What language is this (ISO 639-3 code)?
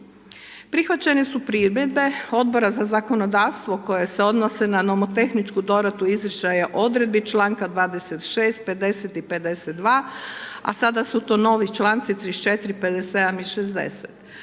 hrv